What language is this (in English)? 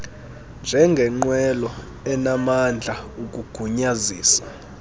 Xhosa